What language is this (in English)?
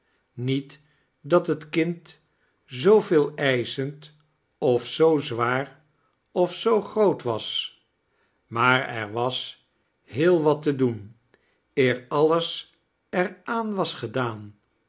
Dutch